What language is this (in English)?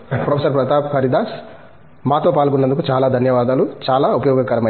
Telugu